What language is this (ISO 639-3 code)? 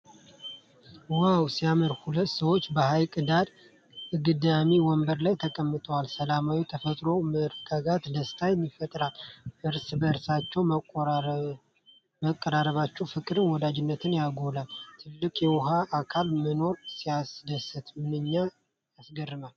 amh